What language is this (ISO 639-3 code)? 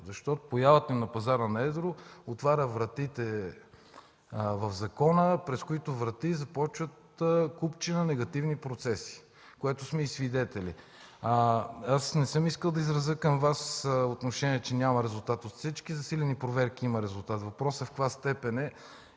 bul